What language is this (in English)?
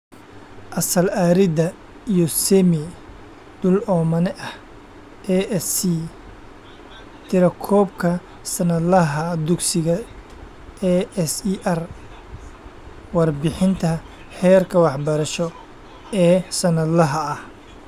Somali